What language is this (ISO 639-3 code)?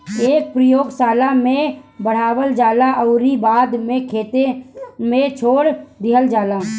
bho